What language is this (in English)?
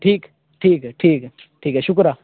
Urdu